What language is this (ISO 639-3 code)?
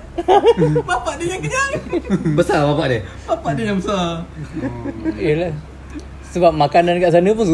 msa